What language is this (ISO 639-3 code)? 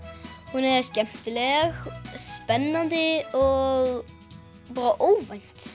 isl